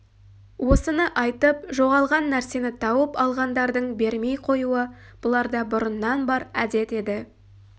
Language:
Kazakh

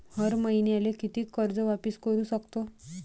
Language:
Marathi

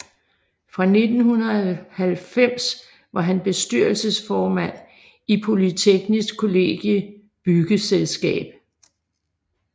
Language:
Danish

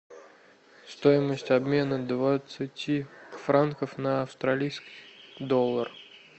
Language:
Russian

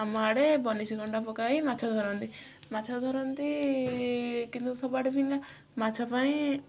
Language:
Odia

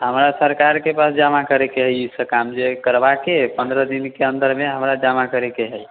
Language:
Maithili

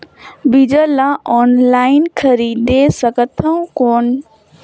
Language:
Chhattisgarhi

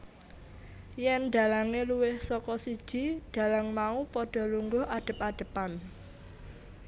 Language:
Javanese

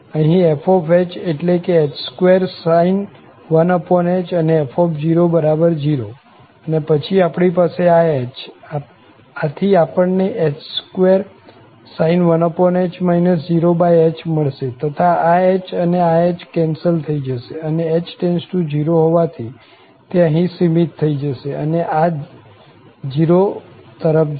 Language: Gujarati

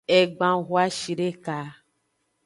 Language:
Aja (Benin)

